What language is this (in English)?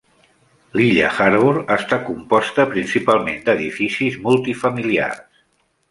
Catalan